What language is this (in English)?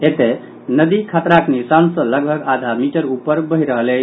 Maithili